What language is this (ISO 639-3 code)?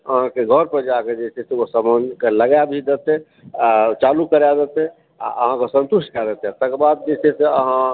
mai